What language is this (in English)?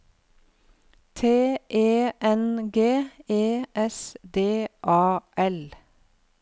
Norwegian